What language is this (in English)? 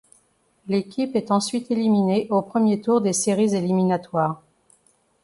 French